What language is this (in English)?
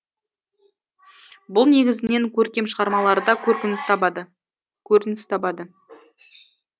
Kazakh